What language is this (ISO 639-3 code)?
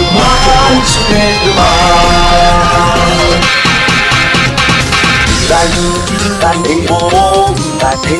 kor